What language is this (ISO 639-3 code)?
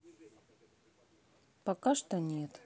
rus